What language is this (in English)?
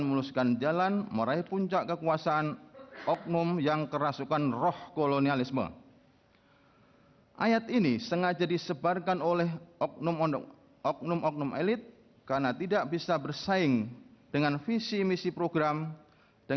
Indonesian